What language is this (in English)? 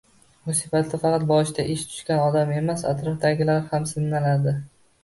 Uzbek